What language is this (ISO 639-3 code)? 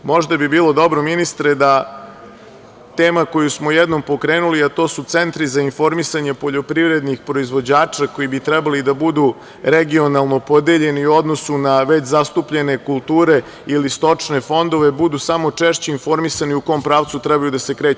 srp